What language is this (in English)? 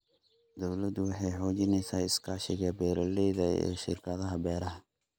Somali